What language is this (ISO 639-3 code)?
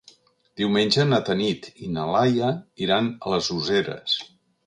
cat